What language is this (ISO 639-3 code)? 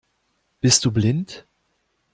deu